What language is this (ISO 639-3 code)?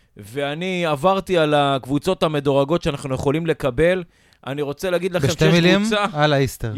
heb